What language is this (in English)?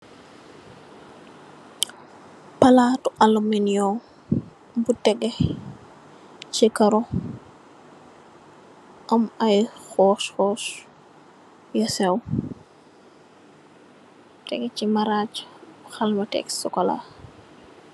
Wolof